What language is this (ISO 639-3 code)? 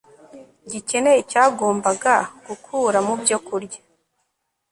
kin